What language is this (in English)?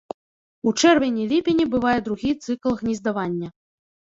Belarusian